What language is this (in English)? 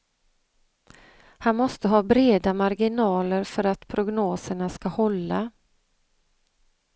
Swedish